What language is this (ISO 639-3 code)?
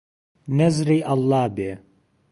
ckb